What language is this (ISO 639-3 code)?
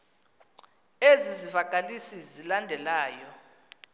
xho